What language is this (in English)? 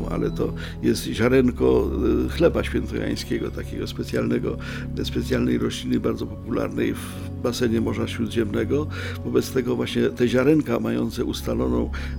Polish